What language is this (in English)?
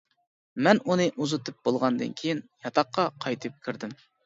Uyghur